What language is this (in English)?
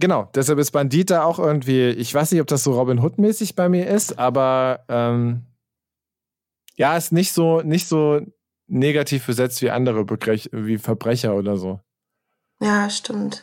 German